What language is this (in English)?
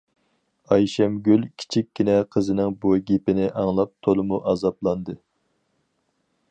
Uyghur